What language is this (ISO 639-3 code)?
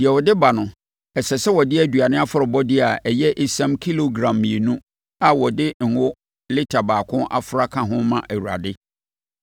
aka